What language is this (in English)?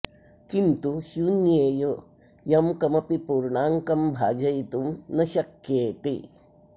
Sanskrit